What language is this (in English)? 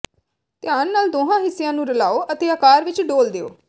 Punjabi